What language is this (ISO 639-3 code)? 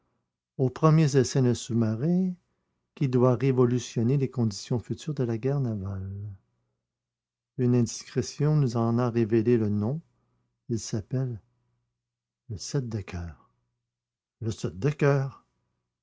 fra